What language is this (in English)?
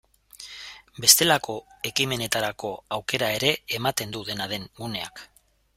Basque